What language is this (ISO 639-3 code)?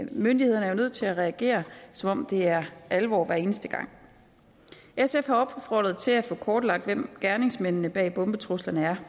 dan